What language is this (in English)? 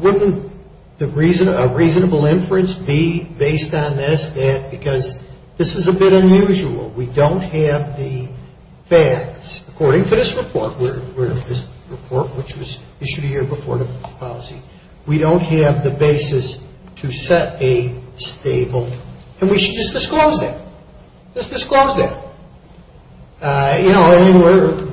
English